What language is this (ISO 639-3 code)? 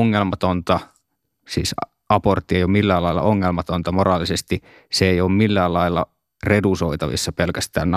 fin